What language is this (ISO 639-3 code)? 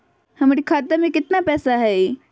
mag